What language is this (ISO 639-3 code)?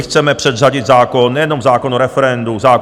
ces